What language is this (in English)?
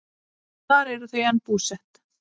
Icelandic